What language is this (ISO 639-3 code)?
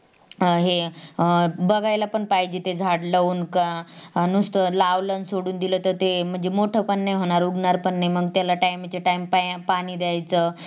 mar